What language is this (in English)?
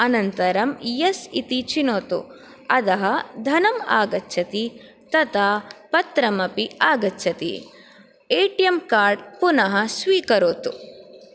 Sanskrit